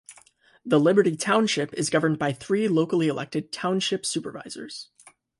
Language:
English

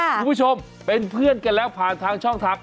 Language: Thai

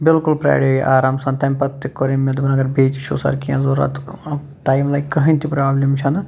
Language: Kashmiri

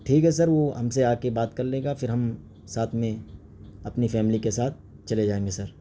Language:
Urdu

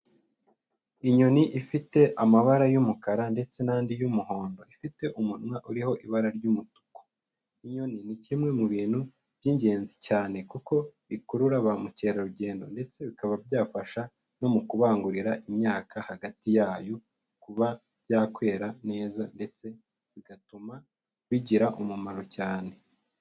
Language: Kinyarwanda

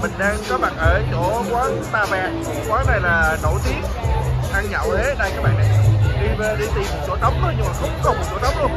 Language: Vietnamese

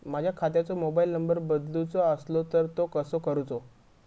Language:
Marathi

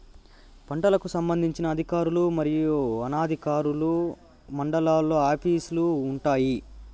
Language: Telugu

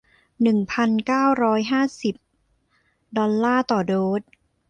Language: Thai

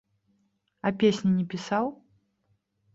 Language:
Belarusian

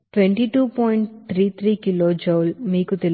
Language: Telugu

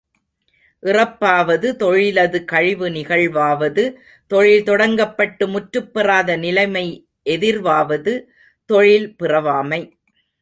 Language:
Tamil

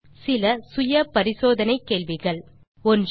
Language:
Tamil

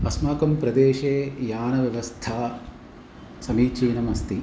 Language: Sanskrit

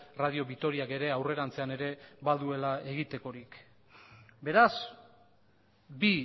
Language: Basque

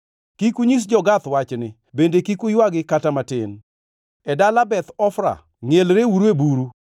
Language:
Luo (Kenya and Tanzania)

